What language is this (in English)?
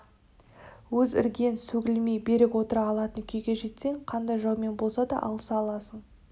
Kazakh